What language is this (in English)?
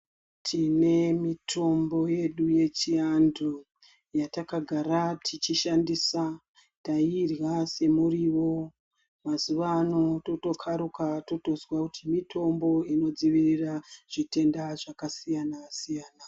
Ndau